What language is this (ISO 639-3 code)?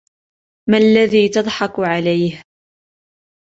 ara